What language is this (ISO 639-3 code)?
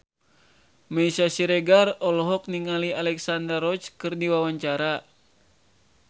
sun